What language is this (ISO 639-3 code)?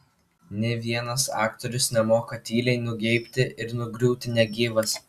lit